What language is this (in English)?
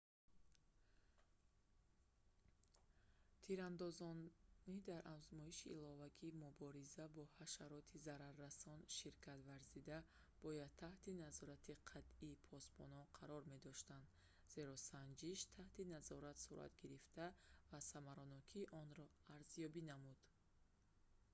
Tajik